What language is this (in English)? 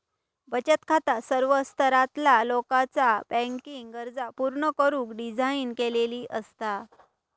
Marathi